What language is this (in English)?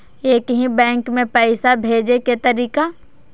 Maithili